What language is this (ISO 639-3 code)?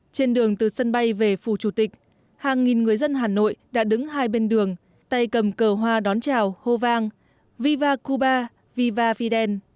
vie